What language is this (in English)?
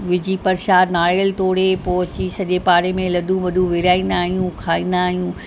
Sindhi